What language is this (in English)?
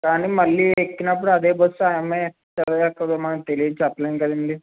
Telugu